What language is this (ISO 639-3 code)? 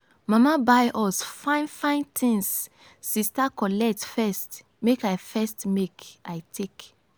pcm